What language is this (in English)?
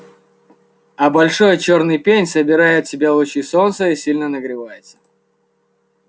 Russian